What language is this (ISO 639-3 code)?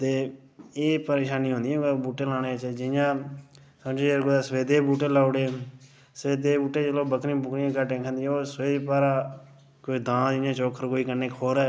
doi